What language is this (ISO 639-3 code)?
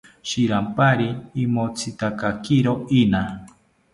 cpy